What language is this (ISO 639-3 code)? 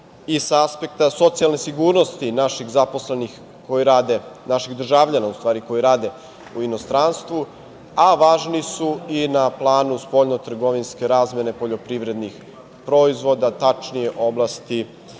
srp